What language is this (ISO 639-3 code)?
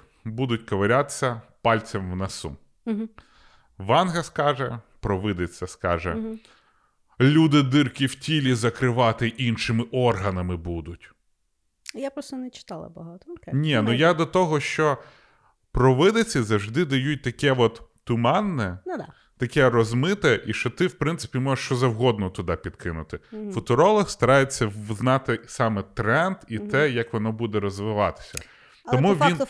ukr